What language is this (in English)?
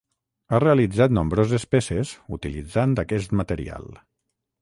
Catalan